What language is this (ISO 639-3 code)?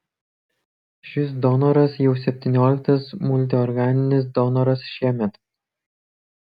lit